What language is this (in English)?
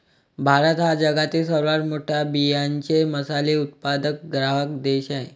Marathi